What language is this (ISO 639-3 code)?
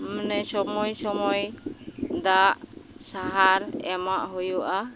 sat